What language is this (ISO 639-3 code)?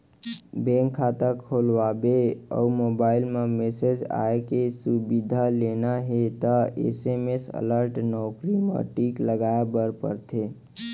hne